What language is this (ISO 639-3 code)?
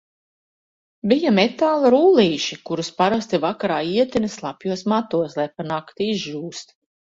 lav